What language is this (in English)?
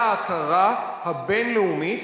Hebrew